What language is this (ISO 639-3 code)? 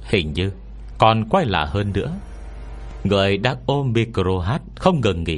vie